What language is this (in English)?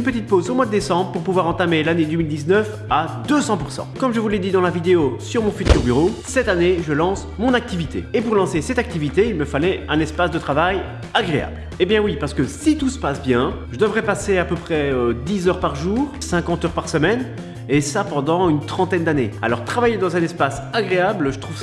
French